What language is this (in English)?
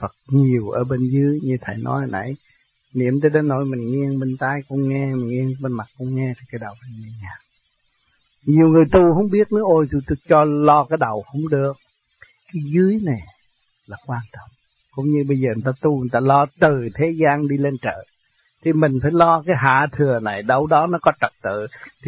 Vietnamese